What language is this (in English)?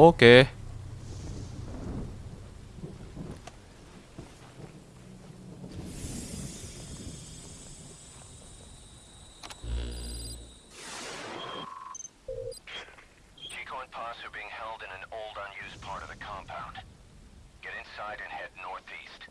Vietnamese